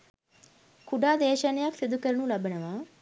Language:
Sinhala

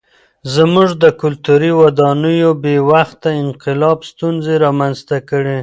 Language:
Pashto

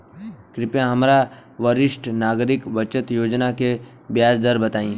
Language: Bhojpuri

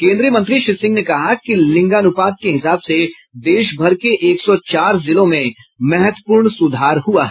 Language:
Hindi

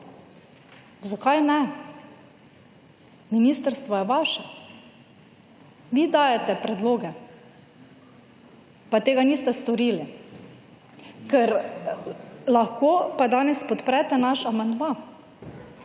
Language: Slovenian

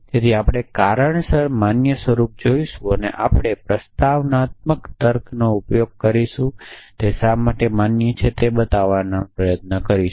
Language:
Gujarati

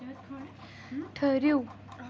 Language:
Kashmiri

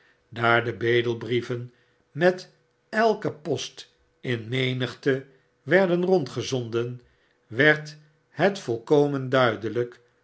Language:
Dutch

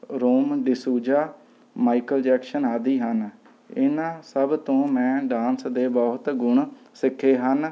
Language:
Punjabi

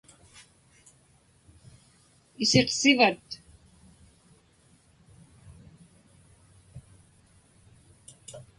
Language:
Inupiaq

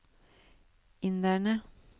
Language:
Norwegian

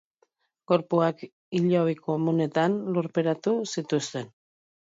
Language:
Basque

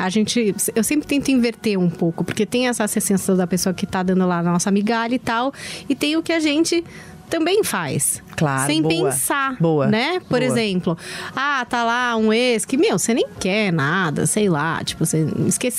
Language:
Portuguese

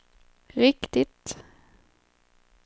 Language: Swedish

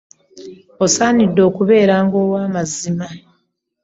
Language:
Ganda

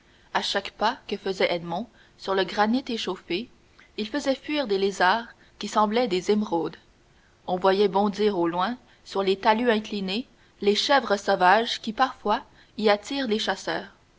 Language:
French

